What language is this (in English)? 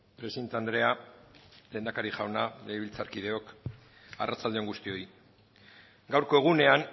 Basque